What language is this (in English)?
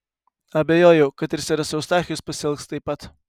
Lithuanian